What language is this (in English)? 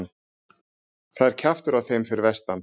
Icelandic